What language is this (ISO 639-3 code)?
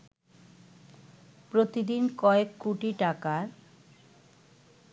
ben